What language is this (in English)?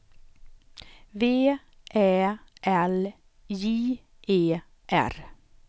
Swedish